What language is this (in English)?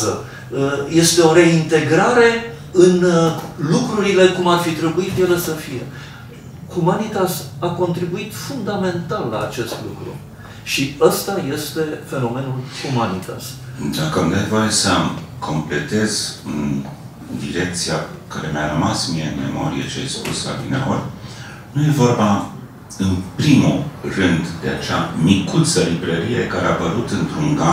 Romanian